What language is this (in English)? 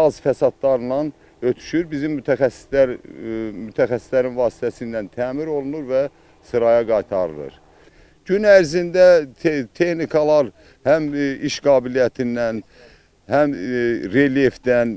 Turkish